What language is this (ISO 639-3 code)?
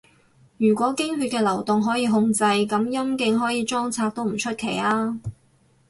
yue